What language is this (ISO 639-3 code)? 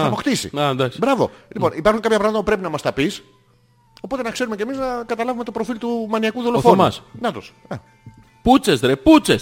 ell